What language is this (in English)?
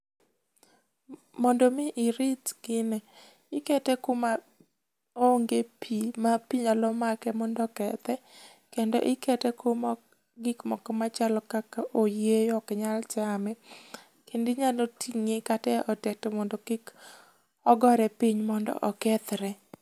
Luo (Kenya and Tanzania)